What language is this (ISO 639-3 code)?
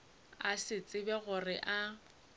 nso